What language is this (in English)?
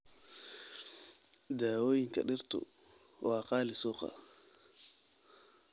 Somali